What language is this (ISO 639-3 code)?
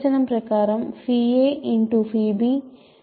tel